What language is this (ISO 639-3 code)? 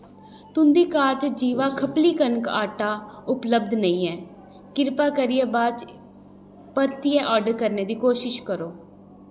doi